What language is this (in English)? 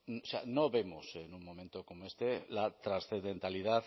Spanish